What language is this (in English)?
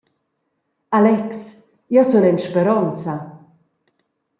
Romansh